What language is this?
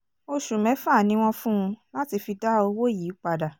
Yoruba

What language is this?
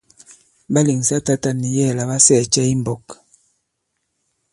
Bankon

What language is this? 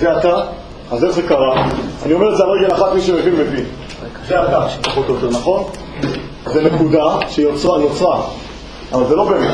Hebrew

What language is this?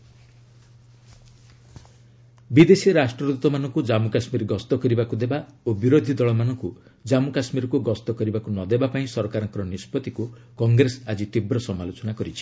Odia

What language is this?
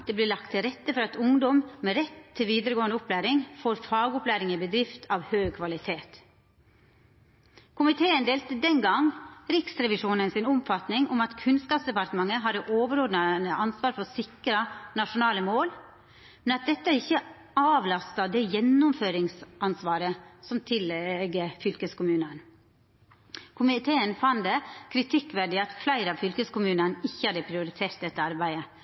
Norwegian Nynorsk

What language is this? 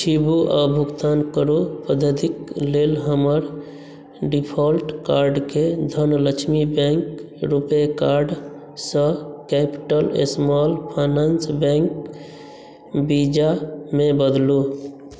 Maithili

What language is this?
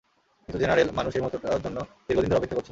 Bangla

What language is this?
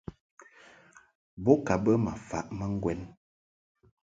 Mungaka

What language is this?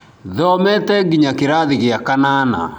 Kikuyu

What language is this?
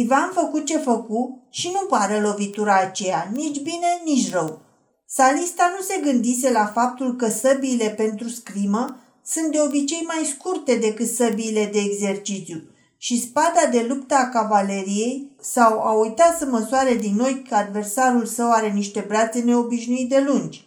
Romanian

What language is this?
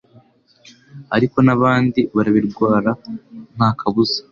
Kinyarwanda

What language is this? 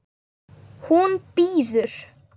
Icelandic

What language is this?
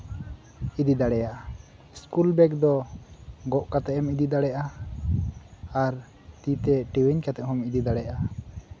Santali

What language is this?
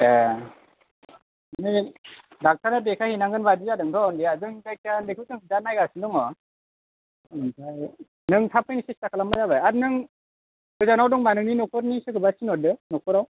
Bodo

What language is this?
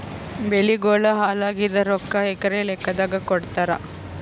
Kannada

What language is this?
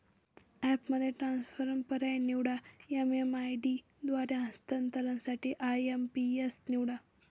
Marathi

